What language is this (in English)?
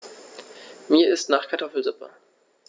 German